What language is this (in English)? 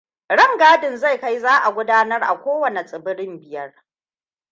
Hausa